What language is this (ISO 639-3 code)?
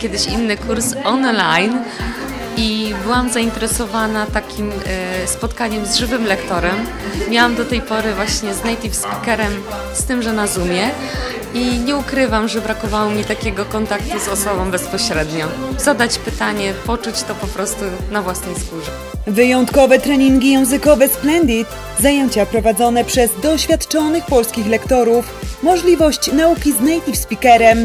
pol